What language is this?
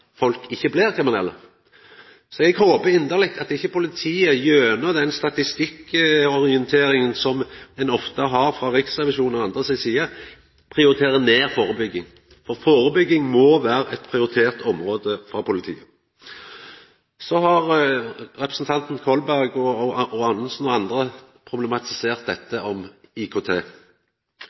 Norwegian Nynorsk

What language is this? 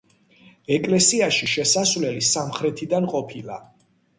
Georgian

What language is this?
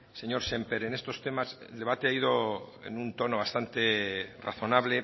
Spanish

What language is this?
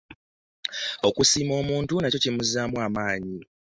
Ganda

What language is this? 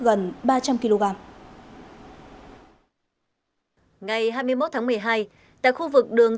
Vietnamese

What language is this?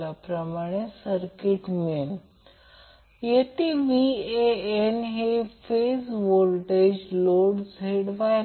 Marathi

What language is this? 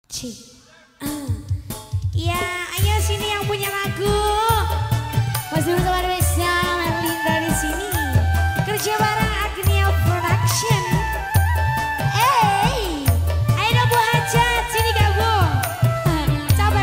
Indonesian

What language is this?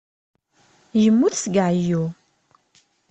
Kabyle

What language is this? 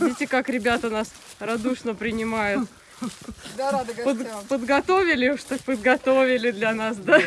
Russian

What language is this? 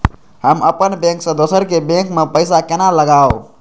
Maithili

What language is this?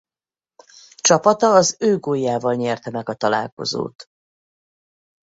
Hungarian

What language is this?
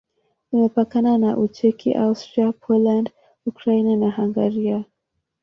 Swahili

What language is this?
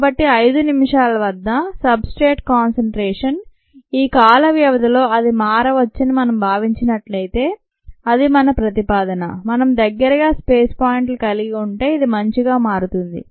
Telugu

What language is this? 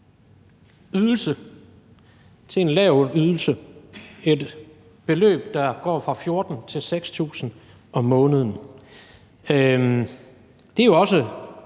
Danish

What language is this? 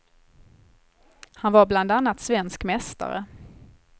Swedish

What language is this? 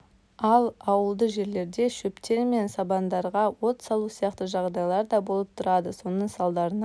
Kazakh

